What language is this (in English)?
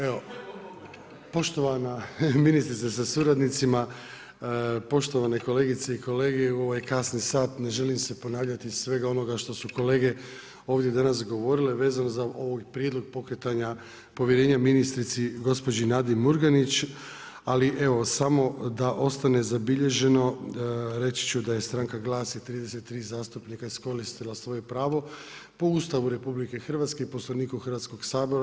Croatian